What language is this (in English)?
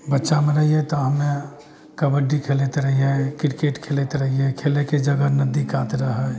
Maithili